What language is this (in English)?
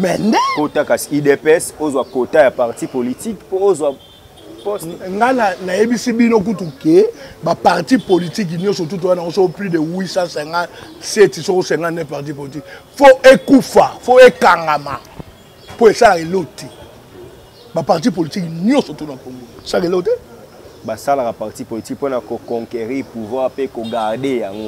French